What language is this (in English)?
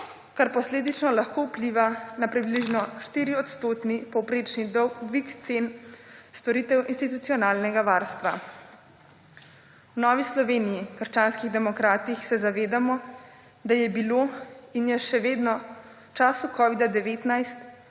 Slovenian